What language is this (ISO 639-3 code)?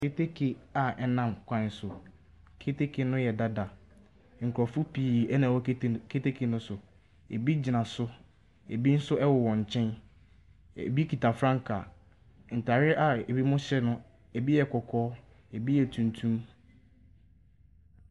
aka